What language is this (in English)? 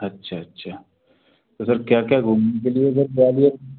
Hindi